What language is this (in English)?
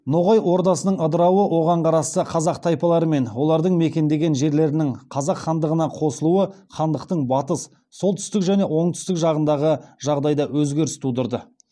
Kazakh